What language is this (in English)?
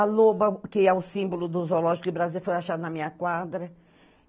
Portuguese